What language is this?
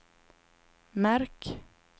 Swedish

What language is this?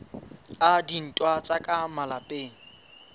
Southern Sotho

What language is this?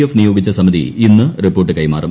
Malayalam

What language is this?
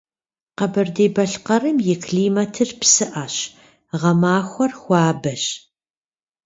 Kabardian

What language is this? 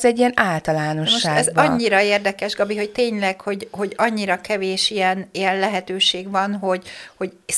Hungarian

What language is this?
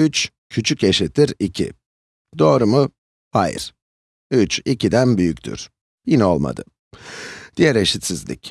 Turkish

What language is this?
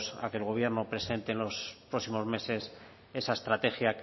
Spanish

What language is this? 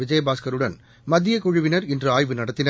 Tamil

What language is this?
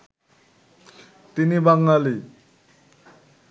Bangla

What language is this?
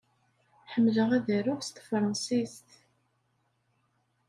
Kabyle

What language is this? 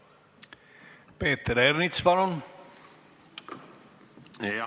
Estonian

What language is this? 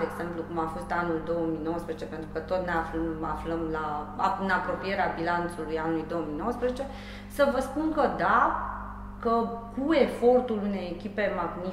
Romanian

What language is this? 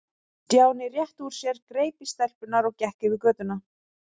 Icelandic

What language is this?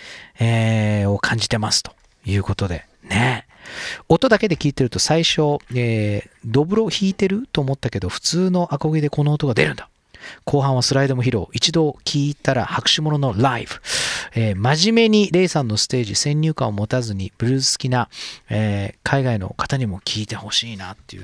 Japanese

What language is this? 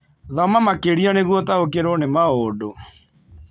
Kikuyu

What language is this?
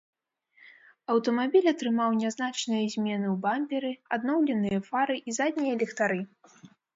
Belarusian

